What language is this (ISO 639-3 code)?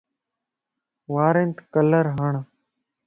lss